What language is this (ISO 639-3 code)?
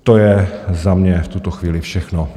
ces